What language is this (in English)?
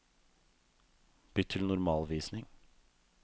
Norwegian